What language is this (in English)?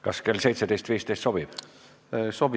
Estonian